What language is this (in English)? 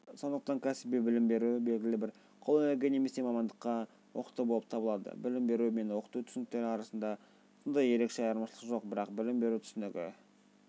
Kazakh